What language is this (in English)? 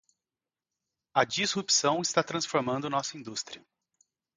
Portuguese